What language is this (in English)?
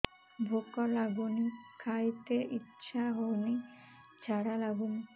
Odia